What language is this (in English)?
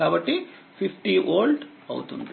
Telugu